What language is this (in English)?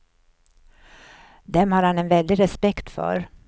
Swedish